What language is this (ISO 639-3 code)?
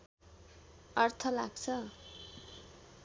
nep